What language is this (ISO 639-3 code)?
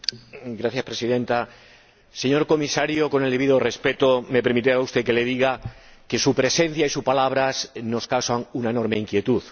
spa